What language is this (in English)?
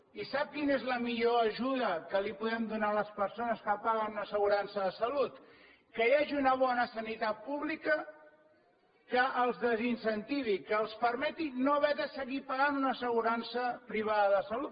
Catalan